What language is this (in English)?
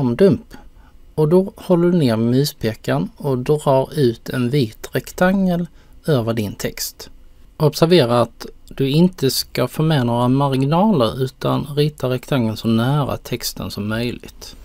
Swedish